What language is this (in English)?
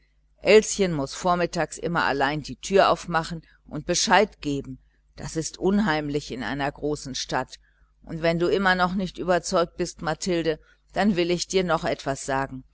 German